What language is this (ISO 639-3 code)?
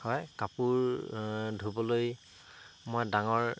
asm